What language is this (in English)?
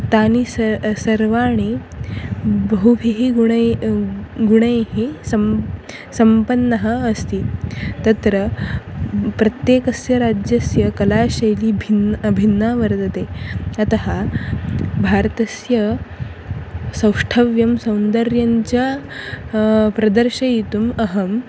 Sanskrit